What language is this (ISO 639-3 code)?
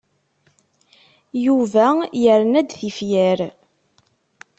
kab